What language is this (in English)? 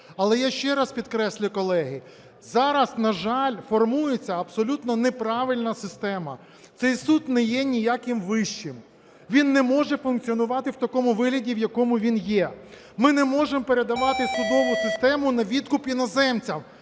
Ukrainian